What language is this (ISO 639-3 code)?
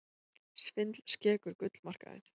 isl